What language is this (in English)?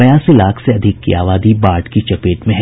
Hindi